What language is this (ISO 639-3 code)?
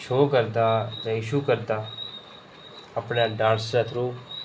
doi